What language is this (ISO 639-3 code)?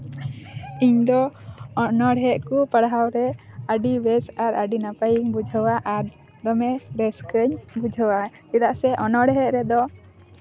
sat